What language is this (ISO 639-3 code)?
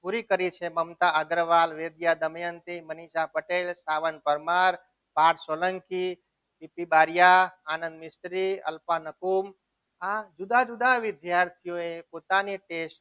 guj